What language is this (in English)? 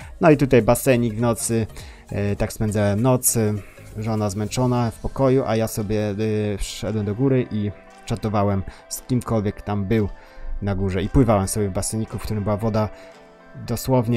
Polish